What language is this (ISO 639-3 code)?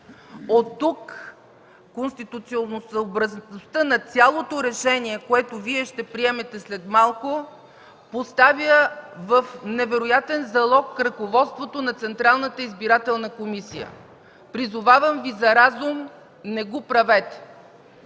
bul